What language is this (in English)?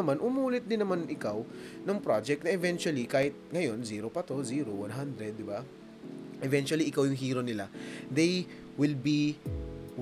Filipino